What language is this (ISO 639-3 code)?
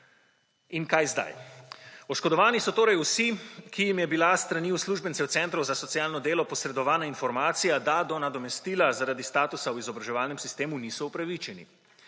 slv